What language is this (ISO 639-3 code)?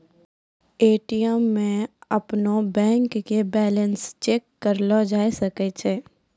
mai